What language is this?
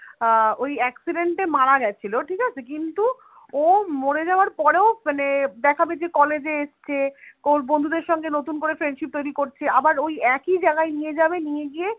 Bangla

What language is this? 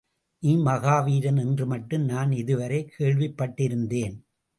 Tamil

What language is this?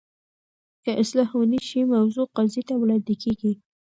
Pashto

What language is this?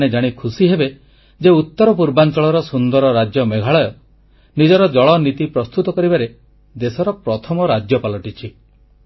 Odia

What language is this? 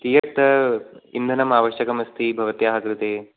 Sanskrit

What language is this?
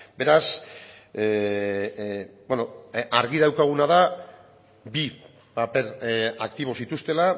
Basque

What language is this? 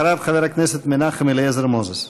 Hebrew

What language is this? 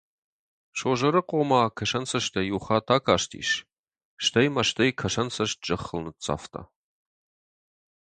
Ossetic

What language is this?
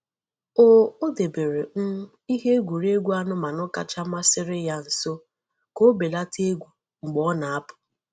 Igbo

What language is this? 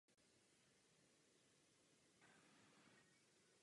Czech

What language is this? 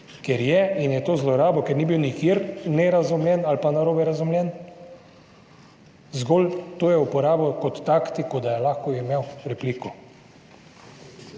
Slovenian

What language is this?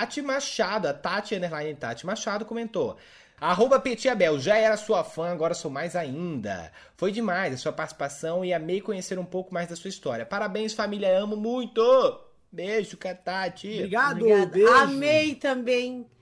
Portuguese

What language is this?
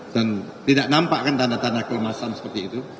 Indonesian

